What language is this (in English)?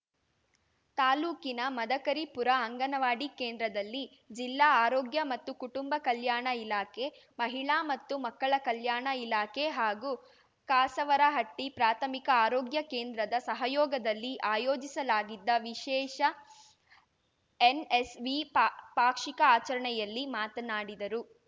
Kannada